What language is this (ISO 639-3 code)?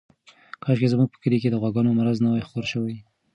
pus